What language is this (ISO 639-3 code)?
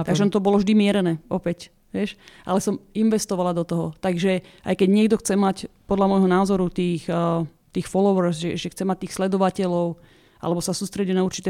slk